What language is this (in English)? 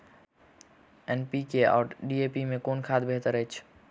Maithili